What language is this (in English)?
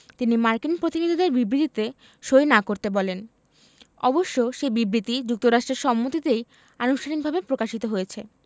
Bangla